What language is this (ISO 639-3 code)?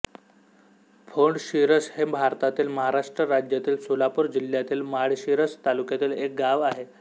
mar